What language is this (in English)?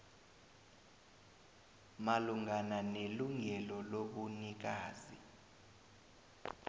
South Ndebele